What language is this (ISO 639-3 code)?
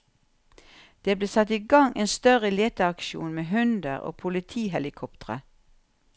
nor